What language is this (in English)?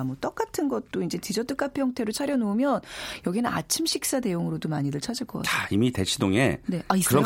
Korean